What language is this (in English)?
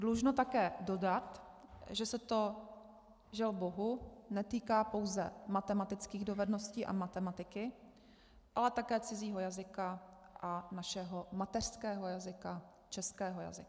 Czech